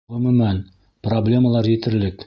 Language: Bashkir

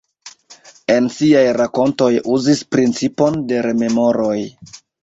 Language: Esperanto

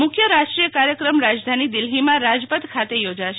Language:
Gujarati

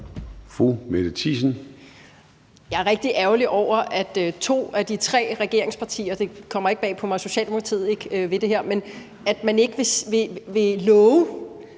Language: Danish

